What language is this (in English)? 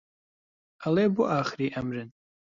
Central Kurdish